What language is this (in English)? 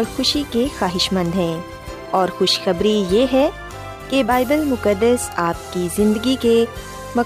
Urdu